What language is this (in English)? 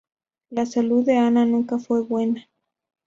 Spanish